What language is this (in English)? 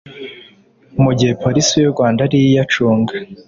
Kinyarwanda